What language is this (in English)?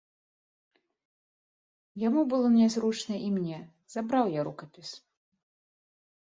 Belarusian